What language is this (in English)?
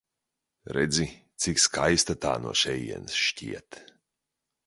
Latvian